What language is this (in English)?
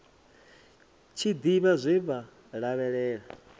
Venda